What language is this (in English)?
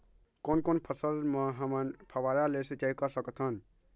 Chhattisgarhi